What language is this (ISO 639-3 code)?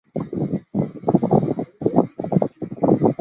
zho